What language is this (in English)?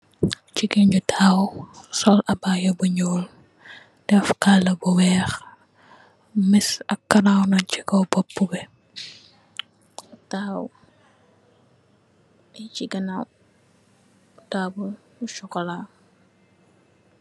Wolof